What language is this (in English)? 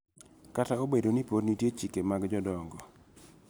Luo (Kenya and Tanzania)